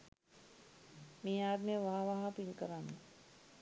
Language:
Sinhala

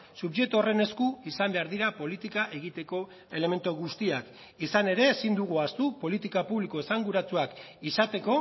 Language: Basque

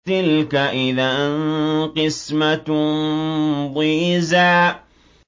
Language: Arabic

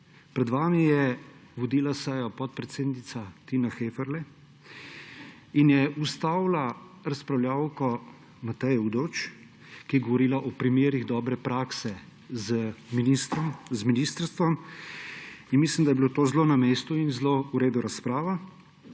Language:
Slovenian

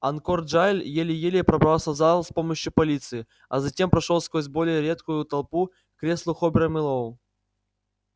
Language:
Russian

